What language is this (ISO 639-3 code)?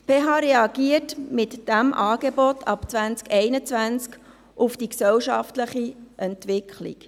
gsw